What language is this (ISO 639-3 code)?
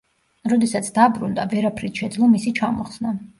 kat